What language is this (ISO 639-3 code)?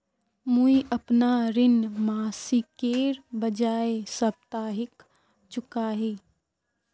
mag